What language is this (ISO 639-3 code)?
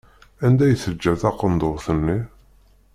kab